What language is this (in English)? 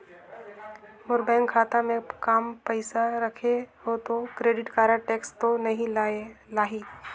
Chhattisgarhi